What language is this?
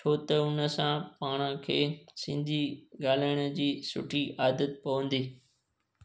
Sindhi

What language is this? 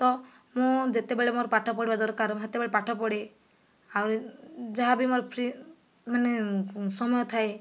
Odia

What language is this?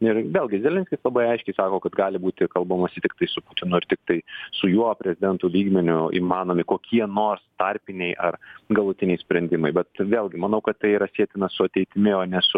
Lithuanian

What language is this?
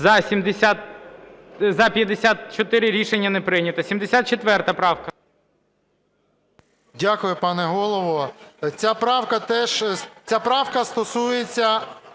Ukrainian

